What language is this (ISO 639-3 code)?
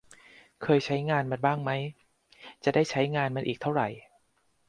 tha